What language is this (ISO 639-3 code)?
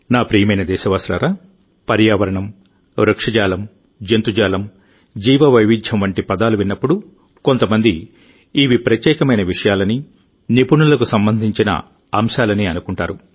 tel